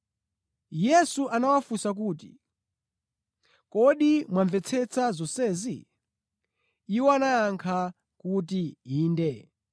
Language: Nyanja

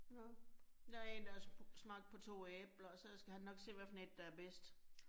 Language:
Danish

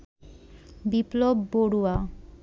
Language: Bangla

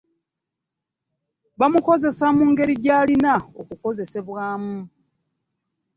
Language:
Ganda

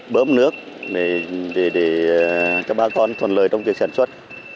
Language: Vietnamese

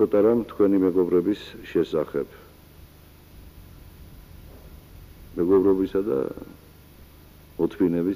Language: Dutch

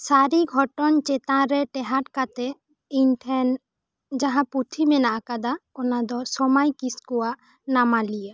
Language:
Santali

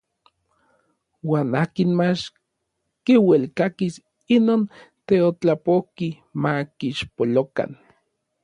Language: Orizaba Nahuatl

